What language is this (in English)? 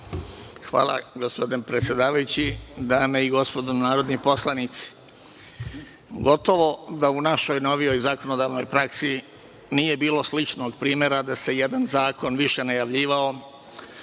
Serbian